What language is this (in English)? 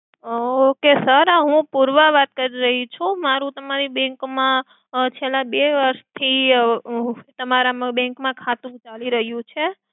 Gujarati